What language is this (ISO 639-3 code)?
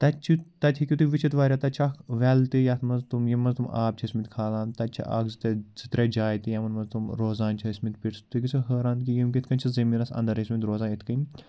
kas